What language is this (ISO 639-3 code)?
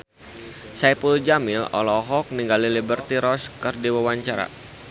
sun